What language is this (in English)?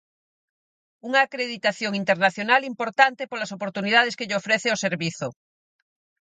Galician